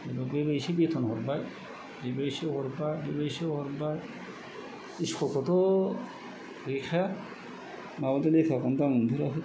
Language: Bodo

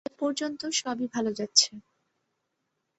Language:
Bangla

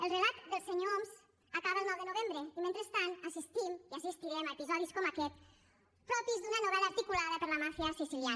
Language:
Catalan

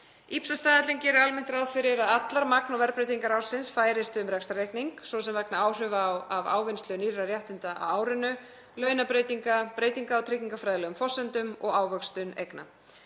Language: Icelandic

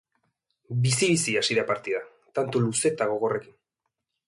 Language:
Basque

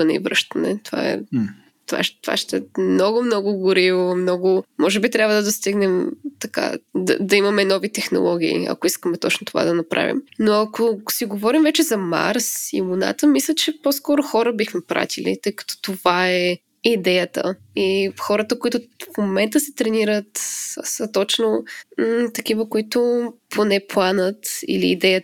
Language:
Bulgarian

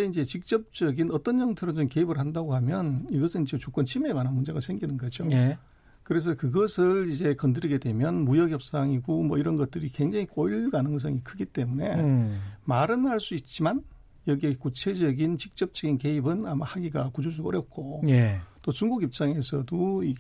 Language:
Korean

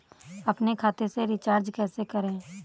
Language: Hindi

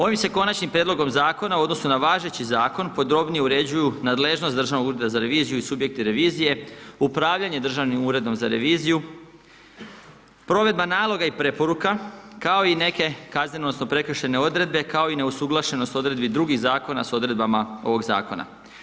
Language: Croatian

